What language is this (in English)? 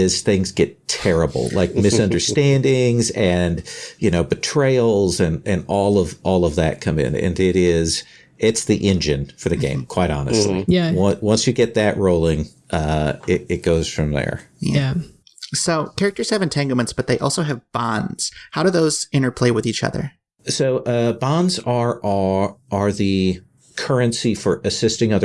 English